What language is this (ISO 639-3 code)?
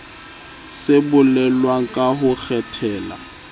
sot